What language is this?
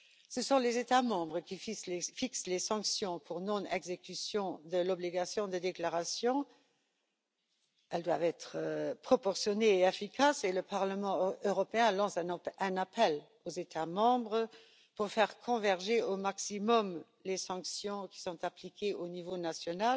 French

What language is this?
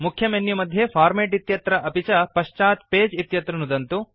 Sanskrit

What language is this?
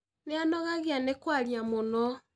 Kikuyu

